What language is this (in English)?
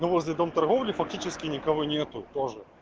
Russian